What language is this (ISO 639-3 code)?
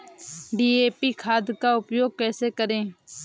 hin